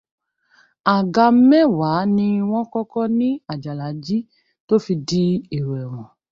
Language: Yoruba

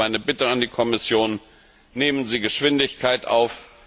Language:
German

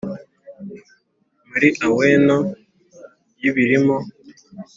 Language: Kinyarwanda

